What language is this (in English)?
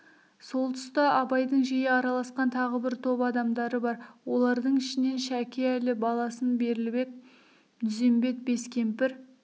Kazakh